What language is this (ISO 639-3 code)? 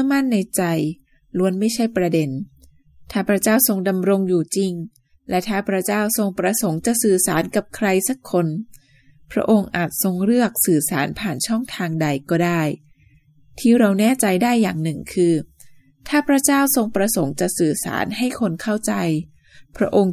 tha